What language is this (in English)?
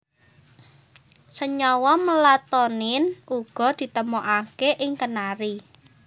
Javanese